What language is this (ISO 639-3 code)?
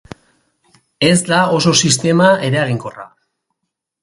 eus